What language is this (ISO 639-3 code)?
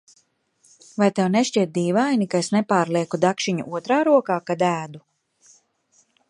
lav